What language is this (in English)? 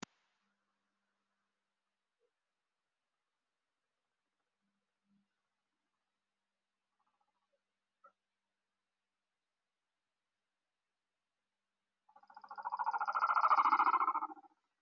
Somali